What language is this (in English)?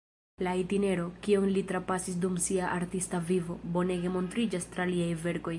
Esperanto